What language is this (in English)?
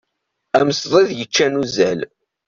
Kabyle